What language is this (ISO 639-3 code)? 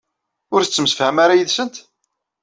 kab